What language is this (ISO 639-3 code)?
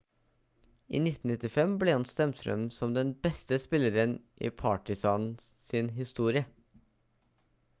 nob